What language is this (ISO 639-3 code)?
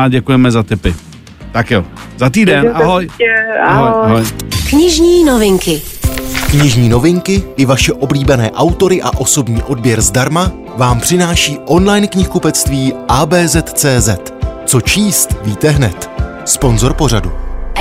ces